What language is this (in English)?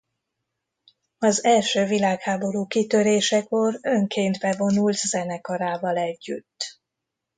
Hungarian